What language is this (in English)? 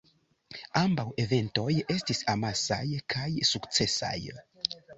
Esperanto